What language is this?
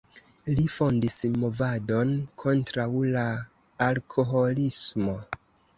Esperanto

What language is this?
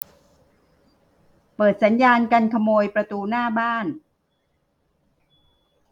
Thai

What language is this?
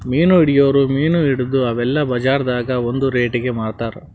Kannada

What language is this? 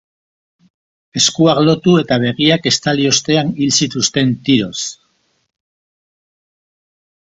Basque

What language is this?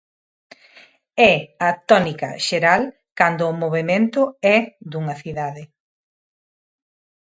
Galician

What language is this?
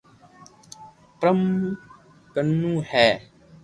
Loarki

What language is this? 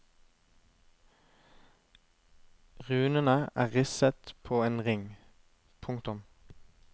Norwegian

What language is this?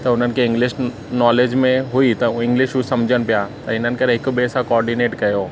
Sindhi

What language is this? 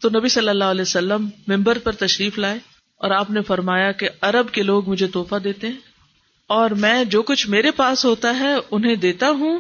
Urdu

